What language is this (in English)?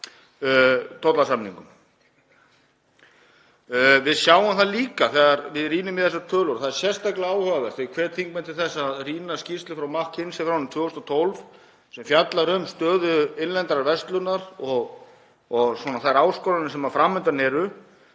Icelandic